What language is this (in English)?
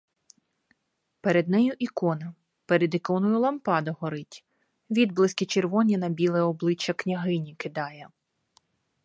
Ukrainian